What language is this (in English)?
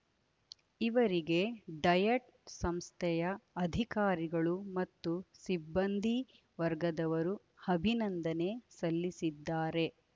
Kannada